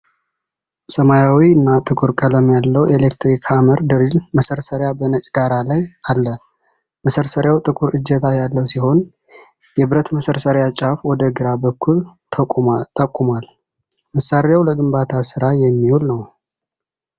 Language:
Amharic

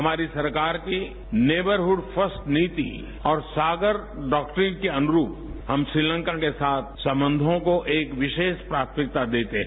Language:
Hindi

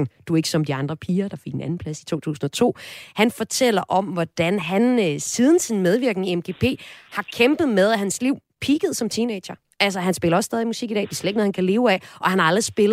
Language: Danish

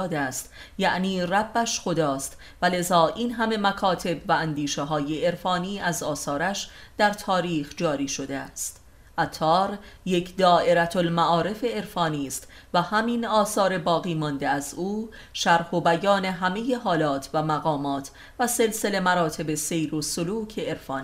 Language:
Persian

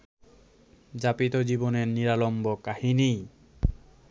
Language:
Bangla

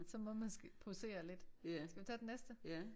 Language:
Danish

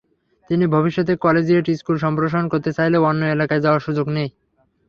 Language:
Bangla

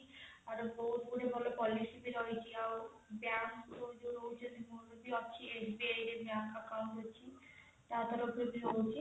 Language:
Odia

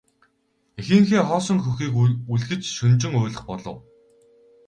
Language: Mongolian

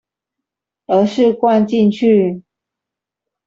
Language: Chinese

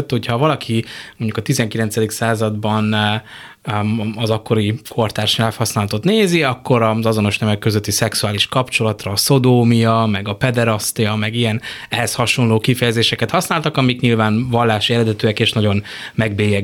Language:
Hungarian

